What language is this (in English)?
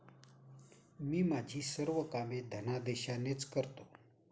Marathi